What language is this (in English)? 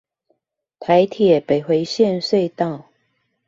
Chinese